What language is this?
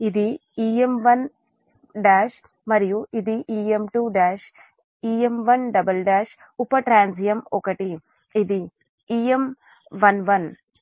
Telugu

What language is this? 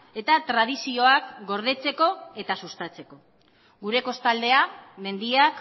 Basque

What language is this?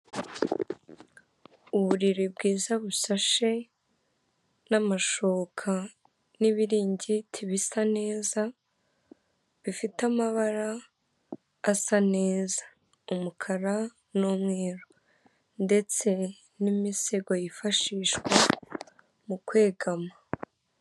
Kinyarwanda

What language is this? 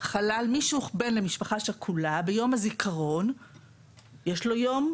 Hebrew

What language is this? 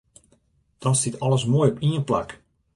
Western Frisian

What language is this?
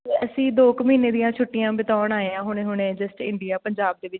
Punjabi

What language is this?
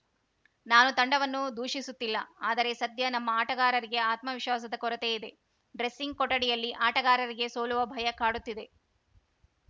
Kannada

